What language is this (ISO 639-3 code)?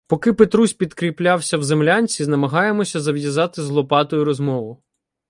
ukr